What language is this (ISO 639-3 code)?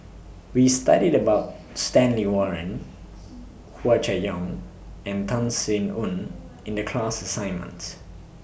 eng